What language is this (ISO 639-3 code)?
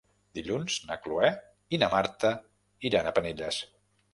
cat